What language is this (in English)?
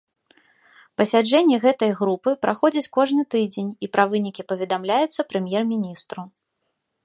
Belarusian